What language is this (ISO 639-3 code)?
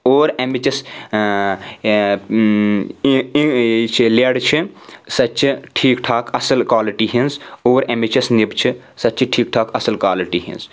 kas